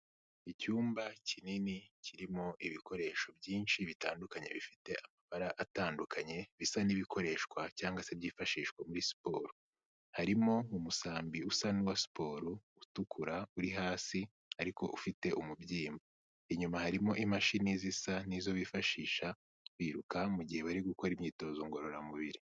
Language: Kinyarwanda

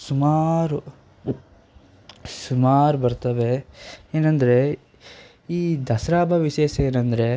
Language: Kannada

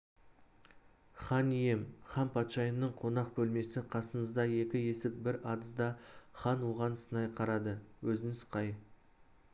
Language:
Kazakh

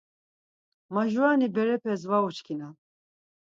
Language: Laz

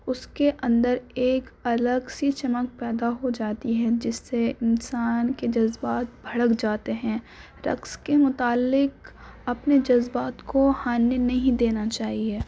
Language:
Urdu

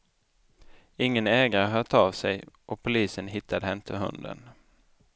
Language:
Swedish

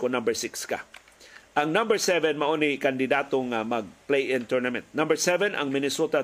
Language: Filipino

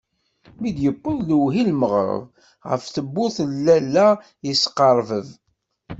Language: Kabyle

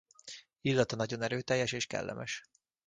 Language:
Hungarian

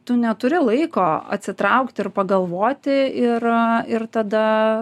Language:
Lithuanian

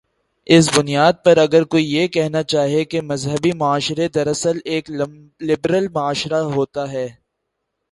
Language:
Urdu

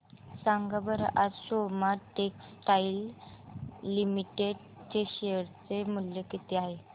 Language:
Marathi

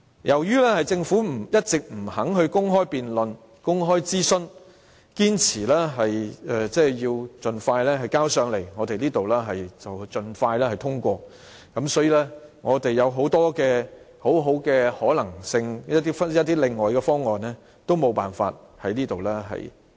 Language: Cantonese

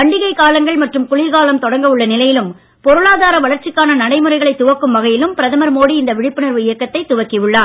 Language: Tamil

